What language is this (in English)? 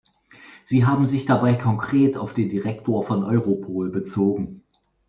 German